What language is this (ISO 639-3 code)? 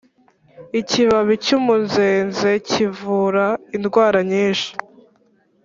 kin